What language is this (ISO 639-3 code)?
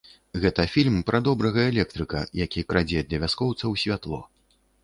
bel